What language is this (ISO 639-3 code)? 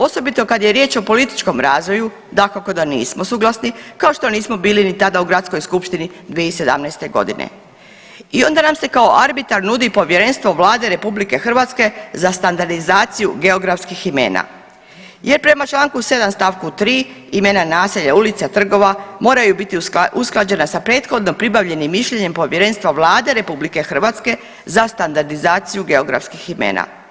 hrv